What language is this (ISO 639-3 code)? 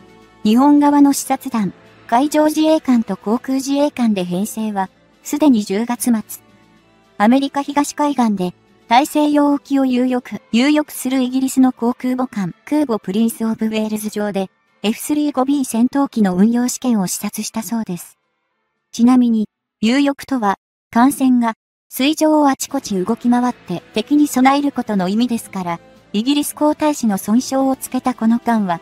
jpn